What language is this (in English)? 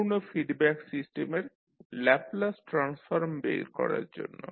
Bangla